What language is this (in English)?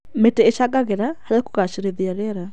Kikuyu